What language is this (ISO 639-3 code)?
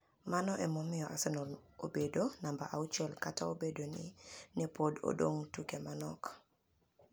luo